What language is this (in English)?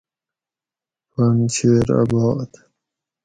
Gawri